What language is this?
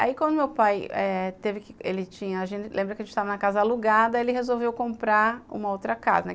Portuguese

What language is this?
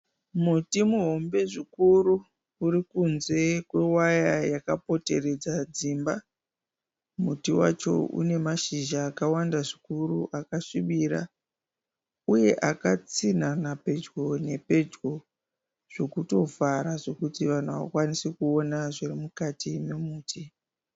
Shona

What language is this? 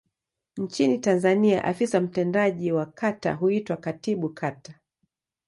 Swahili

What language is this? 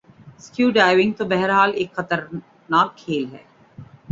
Urdu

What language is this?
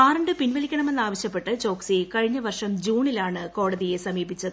Malayalam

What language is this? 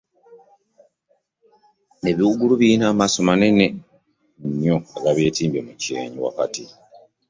Ganda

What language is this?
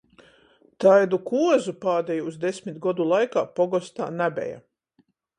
Latgalian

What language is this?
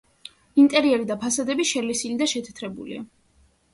Georgian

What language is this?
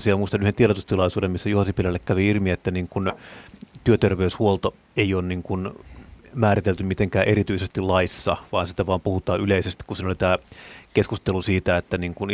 Finnish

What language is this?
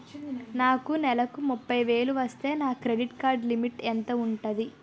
Telugu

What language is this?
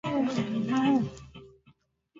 Swahili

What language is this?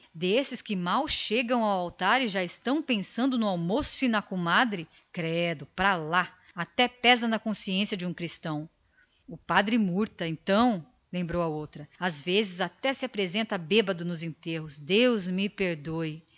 Portuguese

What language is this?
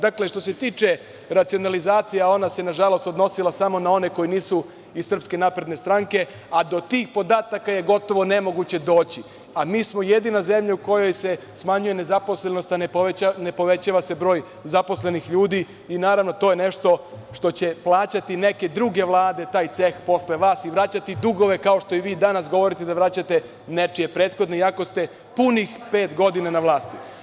Serbian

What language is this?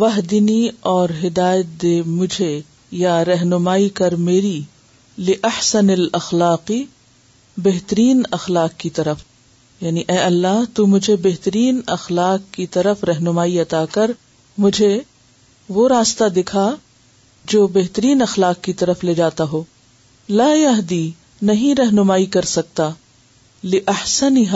Urdu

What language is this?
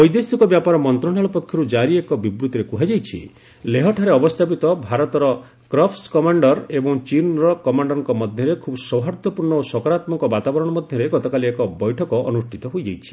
Odia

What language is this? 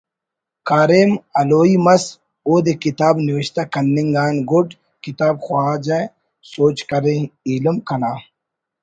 Brahui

